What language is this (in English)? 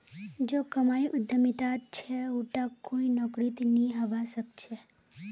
Magahi